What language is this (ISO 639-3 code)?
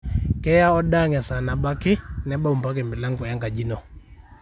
mas